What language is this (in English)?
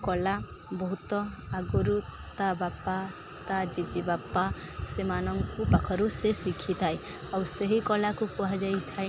Odia